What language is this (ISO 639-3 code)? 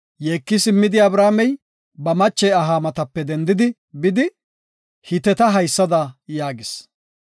gof